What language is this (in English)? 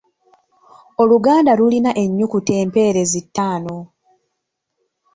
Ganda